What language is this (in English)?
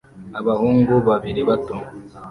Kinyarwanda